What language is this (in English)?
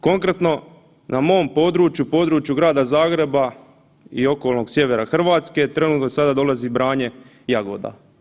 Croatian